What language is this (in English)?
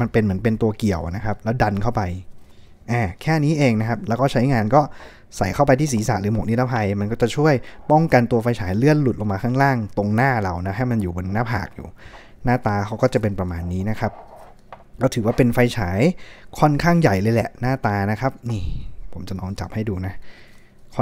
Thai